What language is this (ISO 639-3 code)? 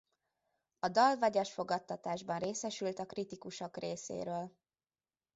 hun